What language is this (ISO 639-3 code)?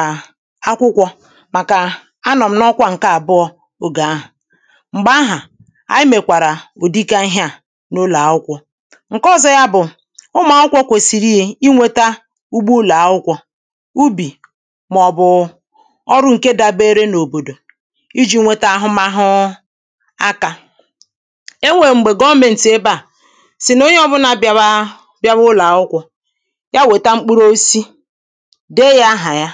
ibo